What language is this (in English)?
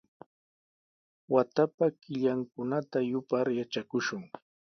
Sihuas Ancash Quechua